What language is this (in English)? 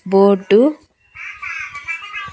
Telugu